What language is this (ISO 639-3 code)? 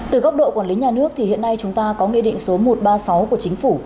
vie